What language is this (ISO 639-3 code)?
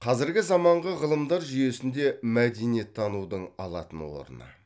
kaz